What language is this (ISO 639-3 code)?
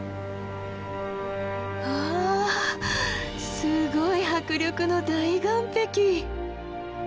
jpn